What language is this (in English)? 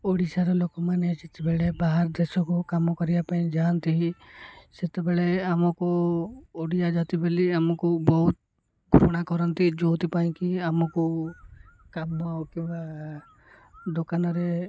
Odia